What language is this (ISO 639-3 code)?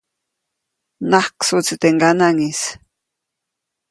zoc